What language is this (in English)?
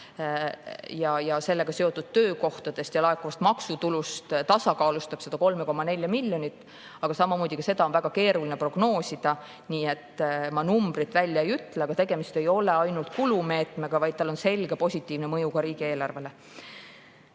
Estonian